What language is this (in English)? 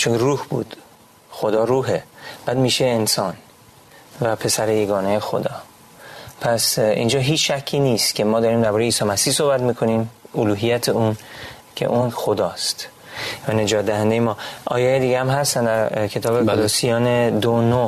Persian